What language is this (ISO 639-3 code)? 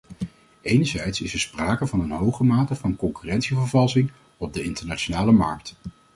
nld